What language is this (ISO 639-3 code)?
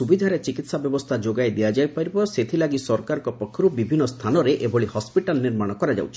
ori